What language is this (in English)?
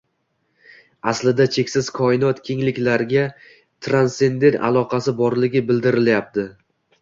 Uzbek